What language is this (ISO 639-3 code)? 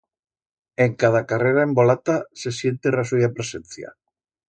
arg